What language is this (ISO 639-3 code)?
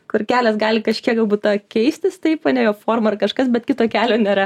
lit